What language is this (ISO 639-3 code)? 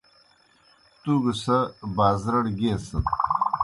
plk